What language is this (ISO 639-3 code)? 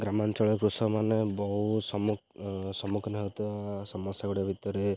ori